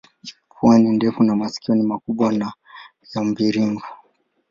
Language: Swahili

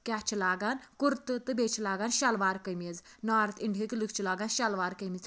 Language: Kashmiri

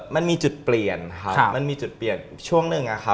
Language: Thai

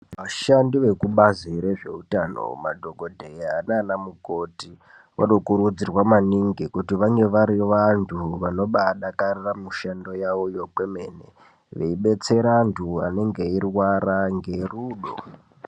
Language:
Ndau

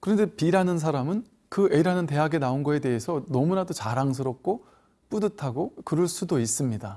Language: Korean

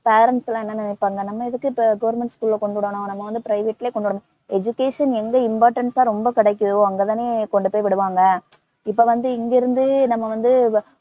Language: Tamil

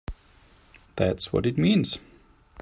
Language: English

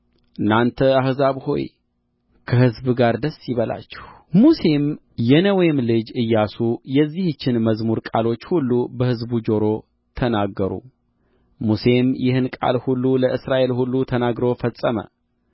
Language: Amharic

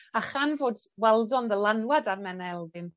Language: Welsh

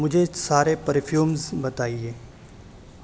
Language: Urdu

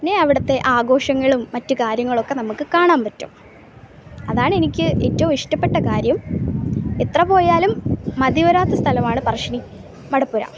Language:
Malayalam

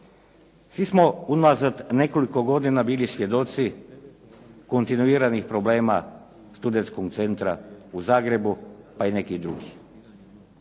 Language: Croatian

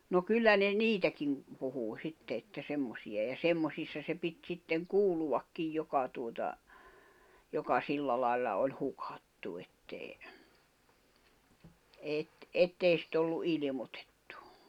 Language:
Finnish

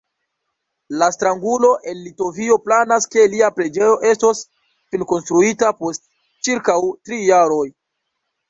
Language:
Esperanto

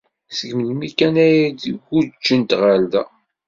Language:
Kabyle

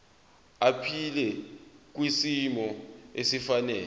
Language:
Zulu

